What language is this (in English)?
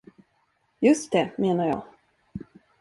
Swedish